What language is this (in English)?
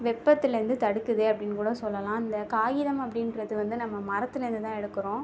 Tamil